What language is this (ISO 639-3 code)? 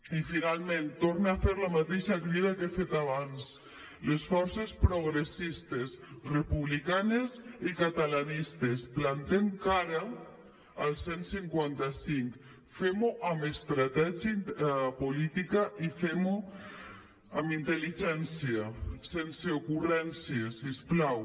cat